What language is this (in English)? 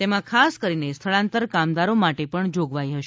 Gujarati